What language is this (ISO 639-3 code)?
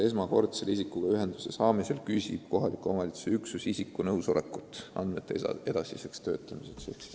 est